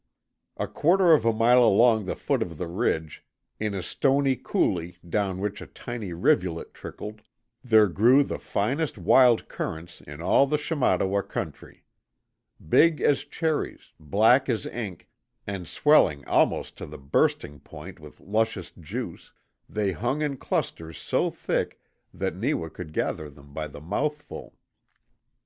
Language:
English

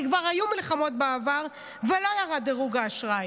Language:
Hebrew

